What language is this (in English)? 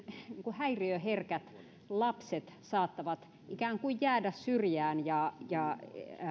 Finnish